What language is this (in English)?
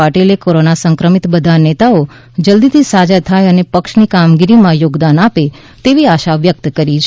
Gujarati